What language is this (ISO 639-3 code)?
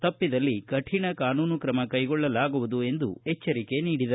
kan